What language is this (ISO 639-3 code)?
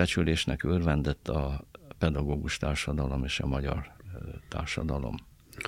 hun